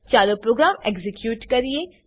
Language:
Gujarati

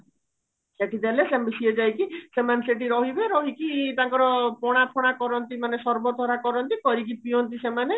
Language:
Odia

